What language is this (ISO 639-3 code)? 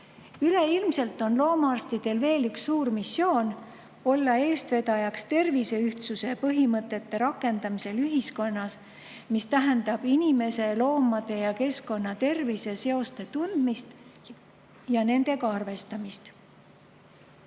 est